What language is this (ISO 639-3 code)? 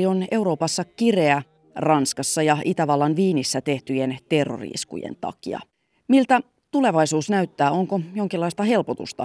fin